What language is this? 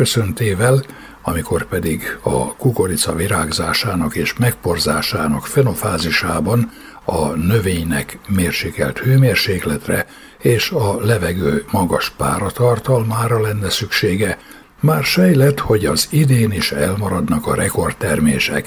Hungarian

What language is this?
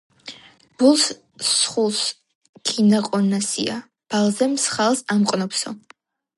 Georgian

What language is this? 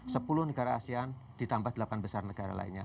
Indonesian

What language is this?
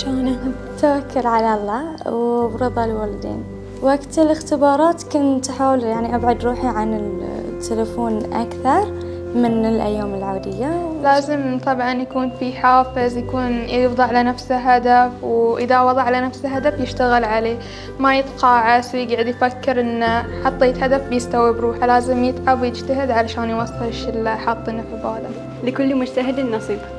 Arabic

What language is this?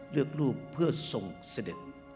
Thai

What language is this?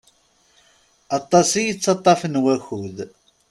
Kabyle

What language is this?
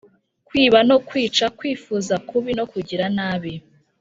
Kinyarwanda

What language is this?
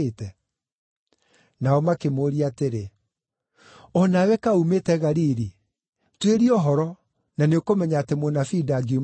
Kikuyu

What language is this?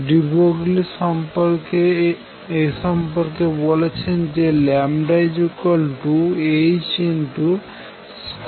Bangla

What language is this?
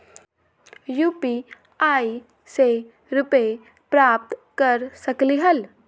Magahi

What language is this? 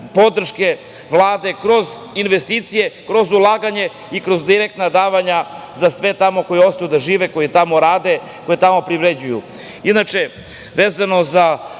Serbian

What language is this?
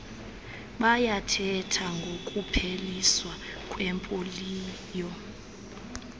Xhosa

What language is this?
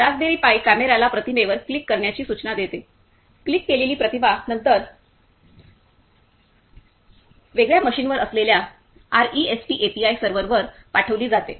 Marathi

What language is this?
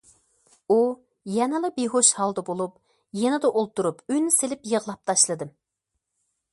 Uyghur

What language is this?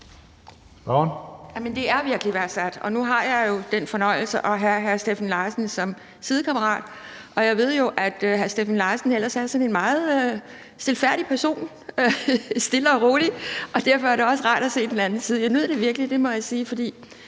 Danish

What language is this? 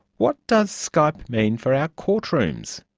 English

